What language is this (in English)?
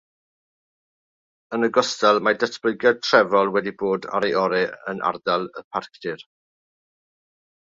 Welsh